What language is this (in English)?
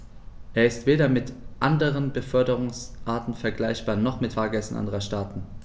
German